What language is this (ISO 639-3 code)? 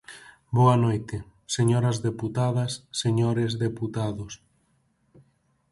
glg